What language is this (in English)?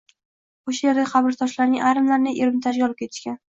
Uzbek